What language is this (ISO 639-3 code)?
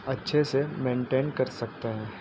urd